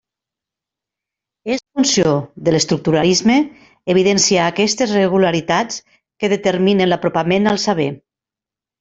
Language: Catalan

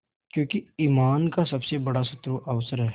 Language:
Hindi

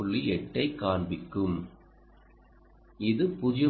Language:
Tamil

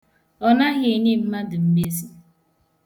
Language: Igbo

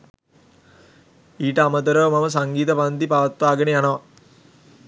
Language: Sinhala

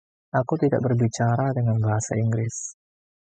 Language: Indonesian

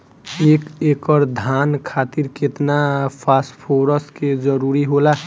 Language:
Bhojpuri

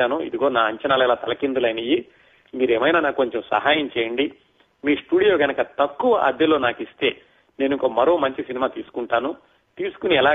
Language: Telugu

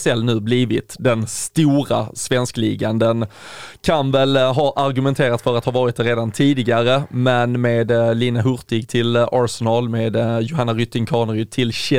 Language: Swedish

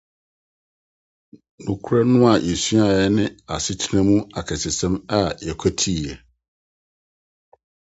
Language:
Akan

